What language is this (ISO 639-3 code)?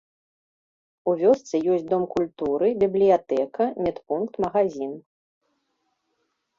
bel